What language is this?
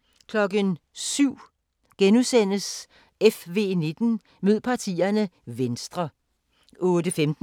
Danish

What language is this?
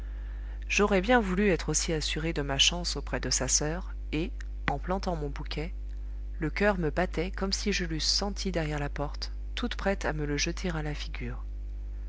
French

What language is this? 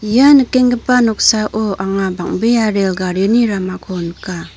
Garo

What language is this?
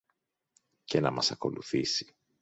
Greek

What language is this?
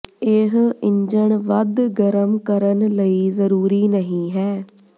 Punjabi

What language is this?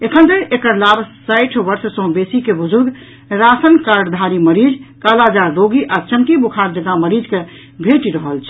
Maithili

